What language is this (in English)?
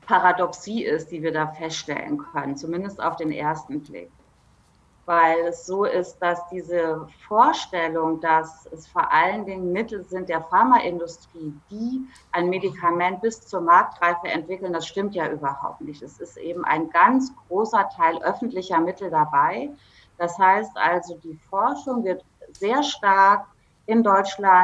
German